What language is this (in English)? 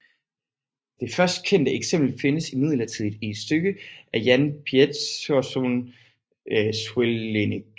Danish